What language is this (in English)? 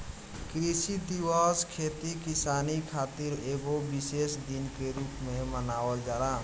Bhojpuri